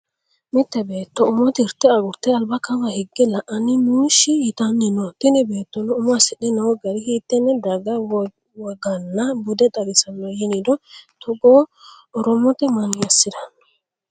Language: Sidamo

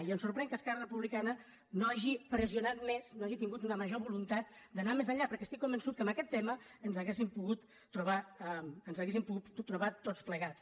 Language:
Catalan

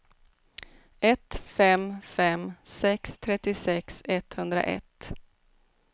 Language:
Swedish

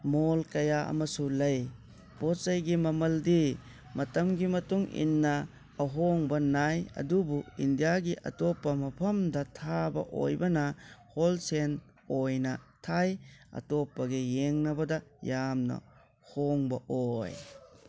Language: Manipuri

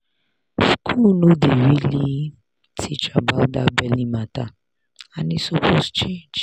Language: Nigerian Pidgin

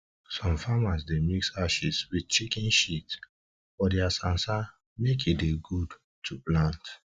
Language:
Nigerian Pidgin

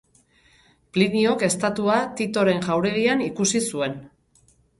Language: Basque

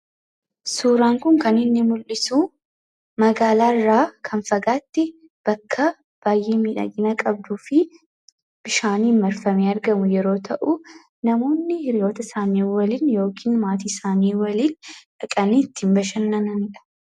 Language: Oromo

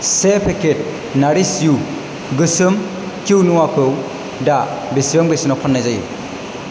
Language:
Bodo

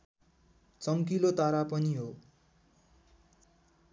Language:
Nepali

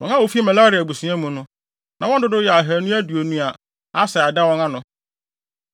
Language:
Akan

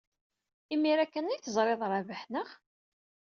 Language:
Kabyle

